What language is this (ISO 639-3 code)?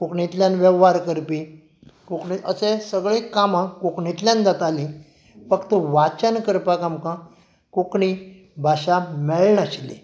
kok